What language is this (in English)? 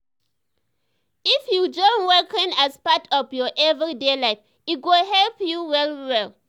Nigerian Pidgin